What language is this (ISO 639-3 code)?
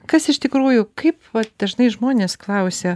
lit